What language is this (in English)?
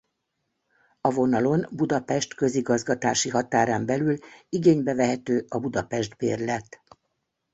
Hungarian